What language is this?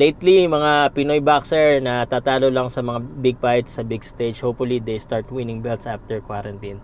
Filipino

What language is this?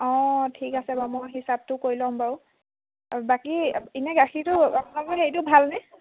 Assamese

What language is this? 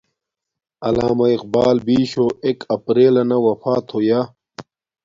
Domaaki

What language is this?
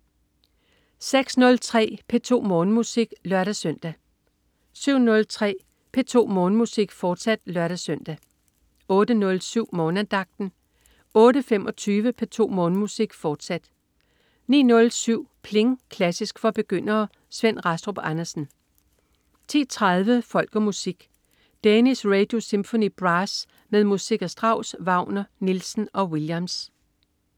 Danish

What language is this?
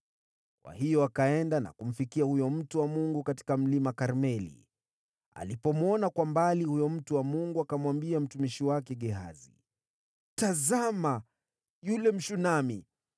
Swahili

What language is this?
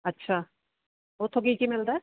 Punjabi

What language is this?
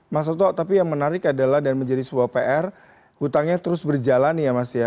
Indonesian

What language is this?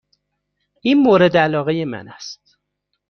Persian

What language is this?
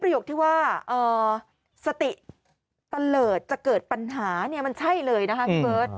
Thai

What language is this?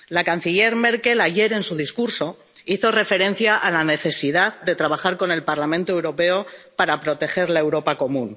Spanish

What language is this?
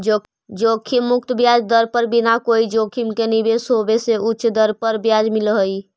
Magahi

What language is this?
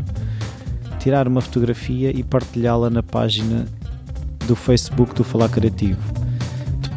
Portuguese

